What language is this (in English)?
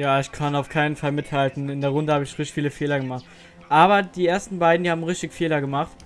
German